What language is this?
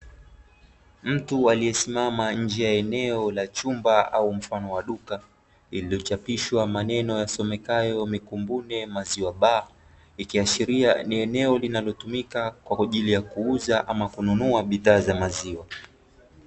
Swahili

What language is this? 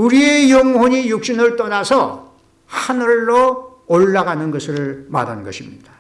Korean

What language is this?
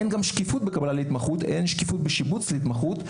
Hebrew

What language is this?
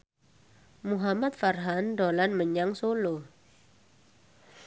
Javanese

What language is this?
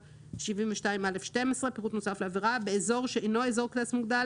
Hebrew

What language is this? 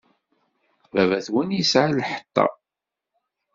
Kabyle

